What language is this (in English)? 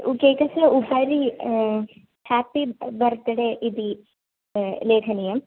Sanskrit